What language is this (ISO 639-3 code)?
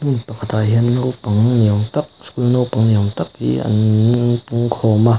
lus